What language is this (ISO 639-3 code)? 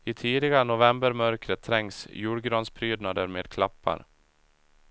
swe